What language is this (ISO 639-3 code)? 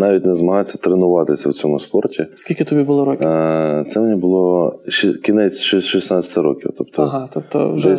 ukr